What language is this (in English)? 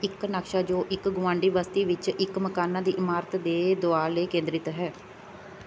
Punjabi